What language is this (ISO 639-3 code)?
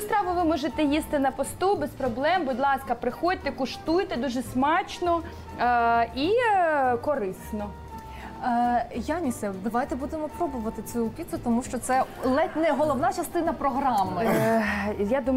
ukr